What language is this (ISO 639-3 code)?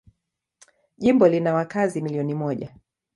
swa